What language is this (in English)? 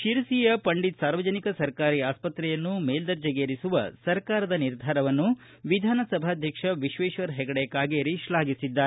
Kannada